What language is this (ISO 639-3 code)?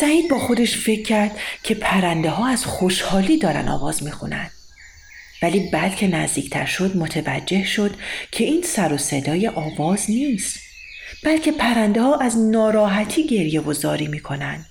fas